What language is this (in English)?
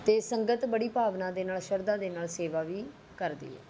Punjabi